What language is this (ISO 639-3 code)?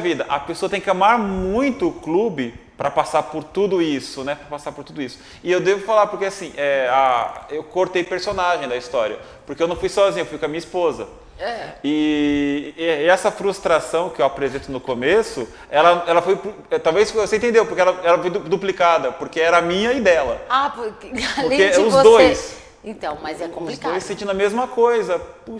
por